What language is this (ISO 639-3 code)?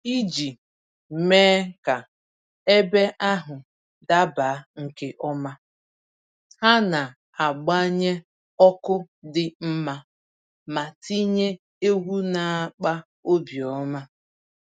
ibo